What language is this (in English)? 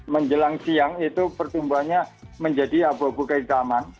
Indonesian